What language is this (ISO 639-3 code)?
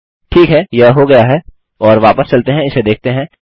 hin